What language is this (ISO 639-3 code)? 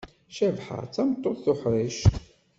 kab